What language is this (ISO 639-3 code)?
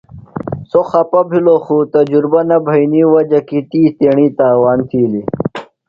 phl